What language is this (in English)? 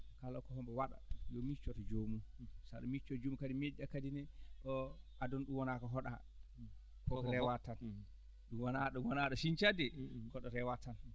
Fula